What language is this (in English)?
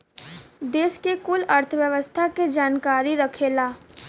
Bhojpuri